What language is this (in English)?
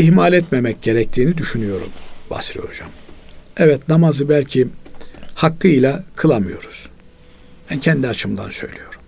Turkish